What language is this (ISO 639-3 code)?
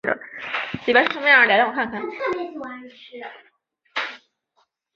zho